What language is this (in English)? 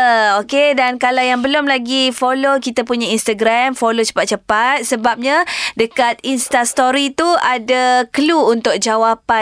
Malay